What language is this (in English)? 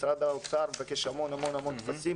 Hebrew